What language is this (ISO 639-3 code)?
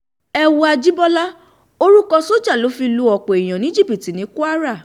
yor